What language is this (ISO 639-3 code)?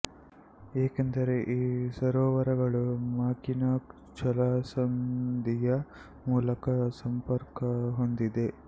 kan